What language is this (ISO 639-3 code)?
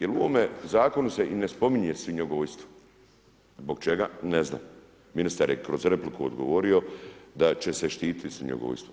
hrv